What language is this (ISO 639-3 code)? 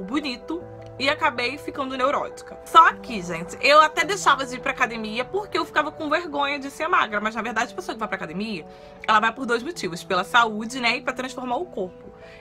por